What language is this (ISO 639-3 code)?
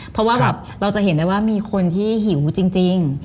tha